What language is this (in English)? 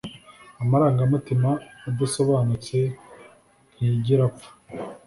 Kinyarwanda